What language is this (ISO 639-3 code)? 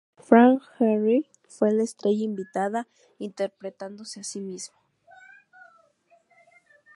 spa